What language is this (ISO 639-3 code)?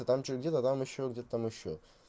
rus